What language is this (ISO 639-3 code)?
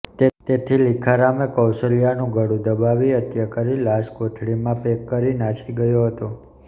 guj